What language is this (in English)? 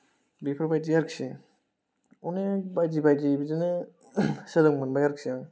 Bodo